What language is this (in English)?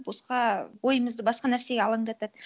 Kazakh